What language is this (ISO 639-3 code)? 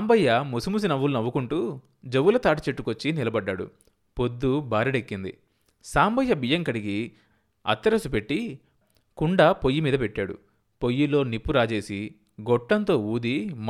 tel